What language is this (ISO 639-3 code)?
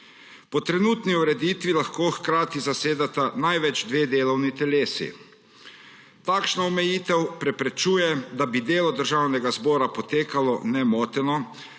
slv